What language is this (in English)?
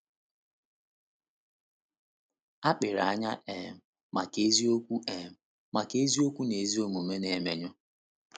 Igbo